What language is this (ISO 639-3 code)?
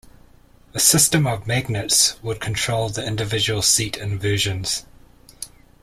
eng